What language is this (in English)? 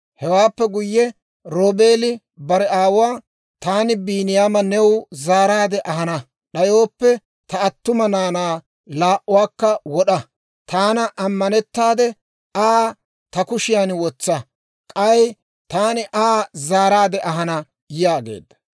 Dawro